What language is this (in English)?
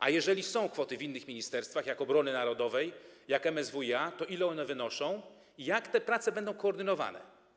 Polish